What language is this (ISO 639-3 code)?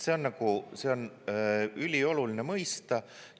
est